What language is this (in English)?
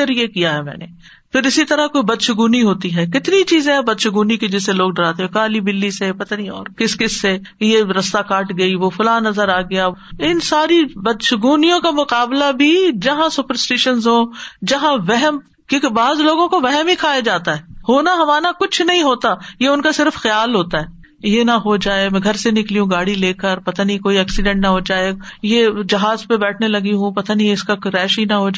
Urdu